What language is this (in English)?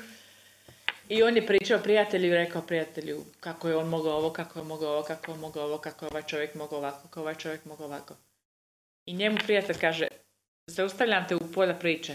Croatian